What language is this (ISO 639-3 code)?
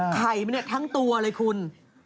tha